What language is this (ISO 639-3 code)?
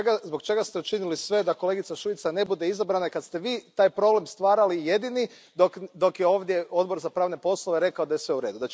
hrv